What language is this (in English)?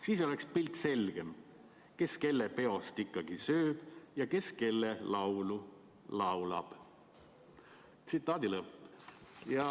Estonian